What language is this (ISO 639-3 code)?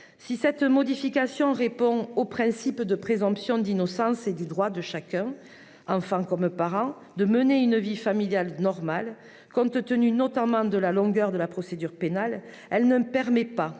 fra